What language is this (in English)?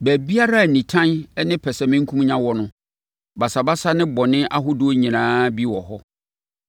Akan